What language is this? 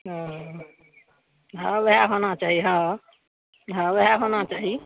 Maithili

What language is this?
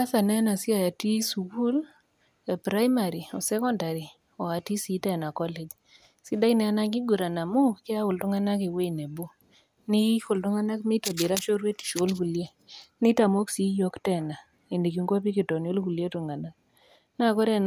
Masai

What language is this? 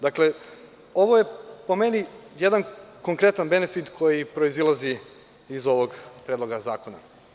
Serbian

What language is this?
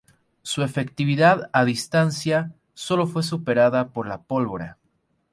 Spanish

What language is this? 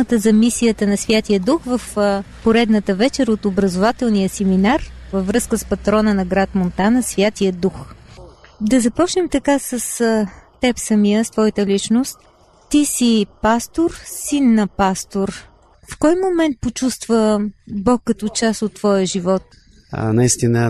Bulgarian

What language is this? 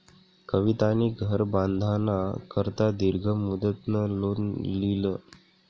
Marathi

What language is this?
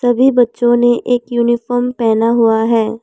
Hindi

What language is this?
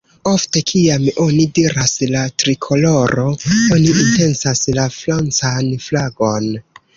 Esperanto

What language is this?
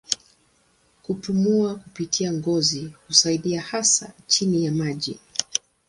Swahili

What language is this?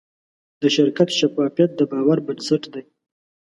Pashto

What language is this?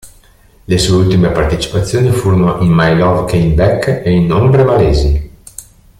Italian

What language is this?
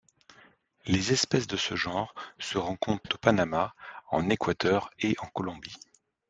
French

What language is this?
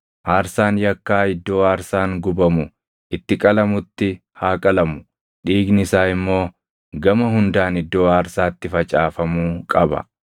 Oromo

